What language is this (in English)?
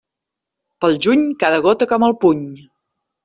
Catalan